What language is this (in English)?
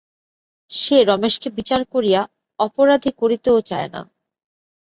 Bangla